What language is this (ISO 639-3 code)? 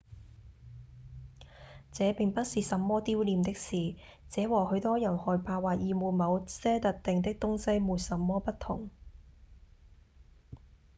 yue